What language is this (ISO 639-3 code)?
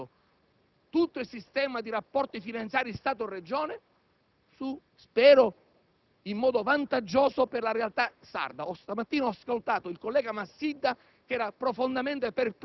ita